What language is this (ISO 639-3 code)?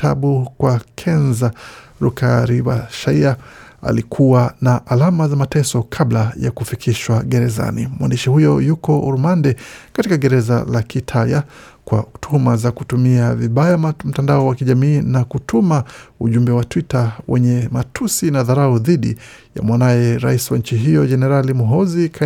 swa